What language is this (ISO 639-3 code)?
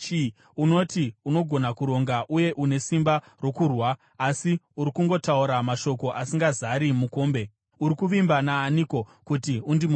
sna